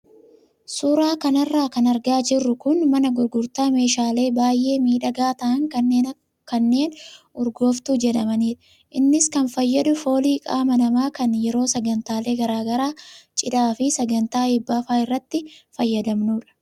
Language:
Oromo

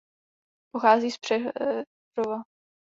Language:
Czech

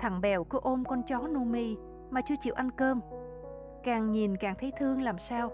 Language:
Vietnamese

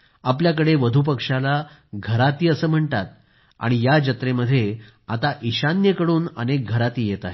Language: Marathi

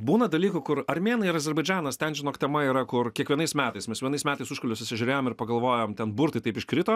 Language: Lithuanian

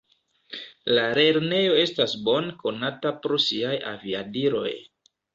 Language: Esperanto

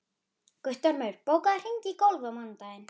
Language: Icelandic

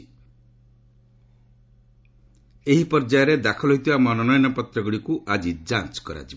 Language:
Odia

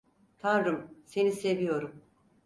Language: Turkish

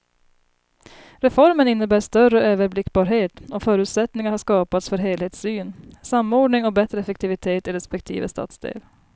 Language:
Swedish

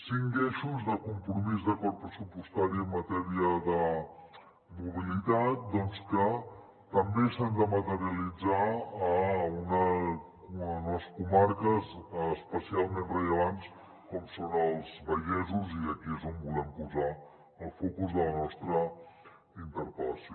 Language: Catalan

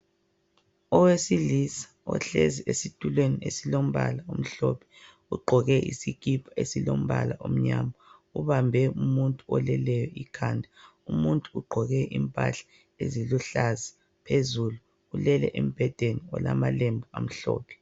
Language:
North Ndebele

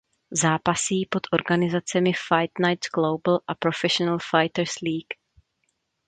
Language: Czech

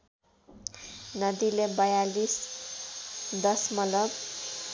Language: Nepali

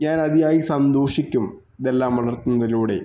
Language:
Malayalam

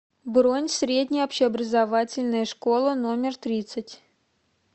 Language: Russian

